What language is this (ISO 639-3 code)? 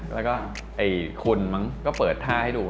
tha